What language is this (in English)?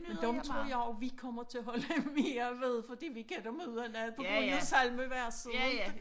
Danish